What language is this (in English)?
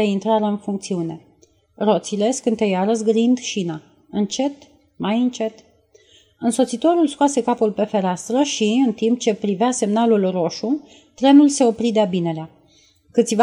Romanian